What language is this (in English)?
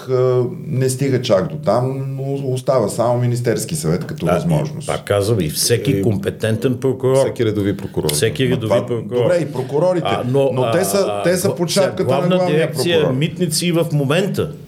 Bulgarian